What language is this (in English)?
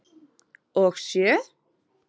Icelandic